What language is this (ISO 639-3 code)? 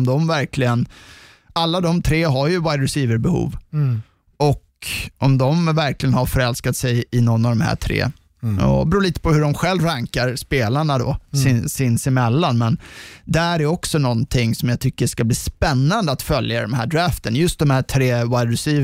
swe